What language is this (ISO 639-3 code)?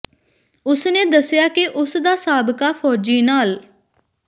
pan